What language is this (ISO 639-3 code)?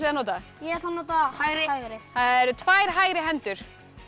isl